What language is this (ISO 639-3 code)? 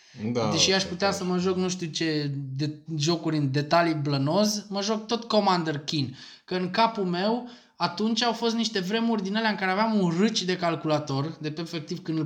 ron